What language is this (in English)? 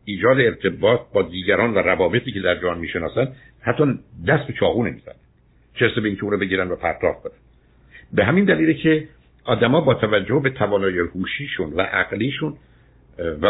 Persian